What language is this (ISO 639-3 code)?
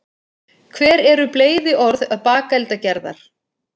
isl